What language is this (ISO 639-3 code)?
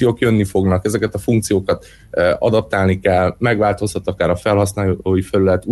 hun